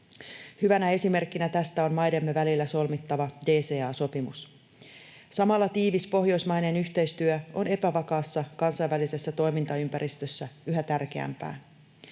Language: Finnish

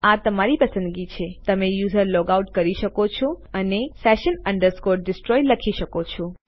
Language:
Gujarati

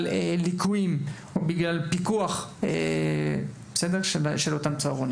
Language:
Hebrew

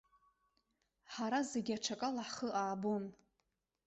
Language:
Abkhazian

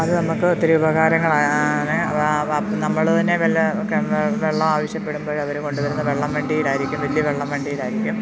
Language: Malayalam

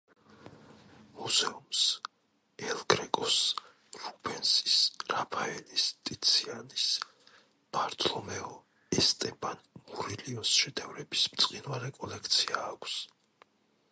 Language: Georgian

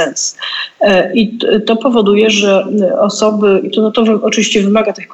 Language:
Polish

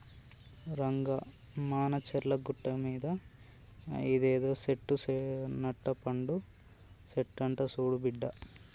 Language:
Telugu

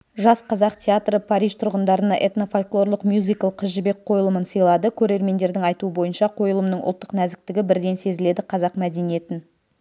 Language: Kazakh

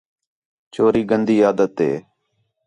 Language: Khetrani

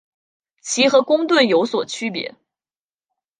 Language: Chinese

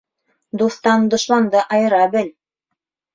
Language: Bashkir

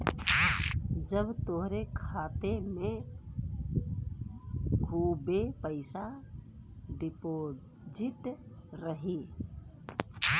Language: Bhojpuri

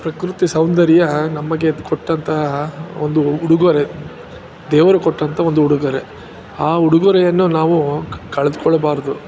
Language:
Kannada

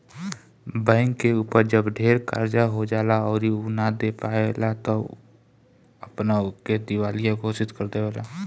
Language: Bhojpuri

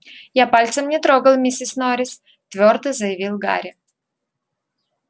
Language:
Russian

